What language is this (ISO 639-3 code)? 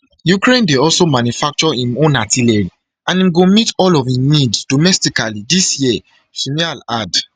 pcm